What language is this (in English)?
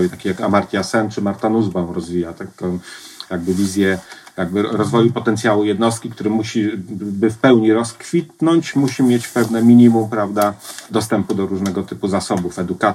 Polish